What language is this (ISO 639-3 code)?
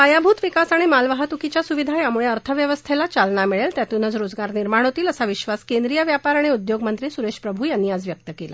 mar